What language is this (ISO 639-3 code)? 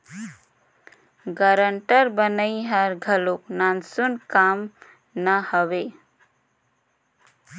hne